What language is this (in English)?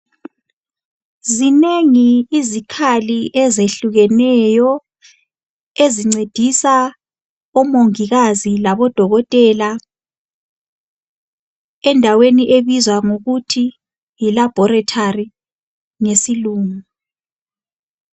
North Ndebele